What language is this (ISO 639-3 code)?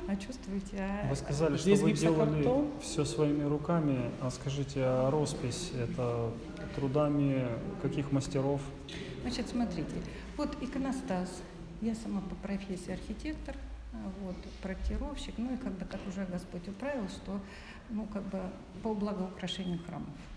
rus